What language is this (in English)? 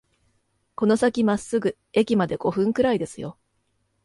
Japanese